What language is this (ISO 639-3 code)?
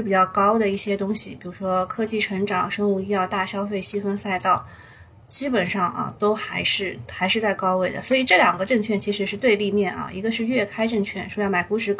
zho